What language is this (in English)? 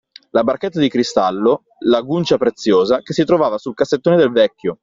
Italian